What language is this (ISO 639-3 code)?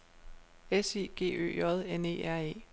dan